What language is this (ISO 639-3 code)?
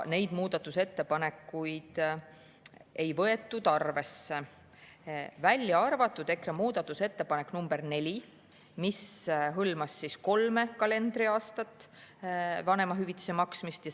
est